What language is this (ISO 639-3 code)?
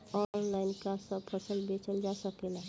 bho